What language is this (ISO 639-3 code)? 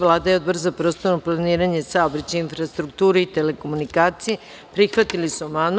srp